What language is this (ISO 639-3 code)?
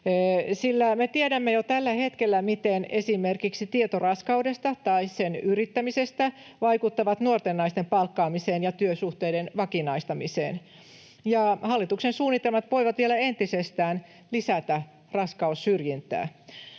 fin